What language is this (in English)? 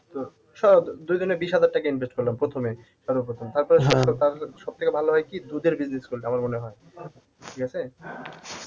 Bangla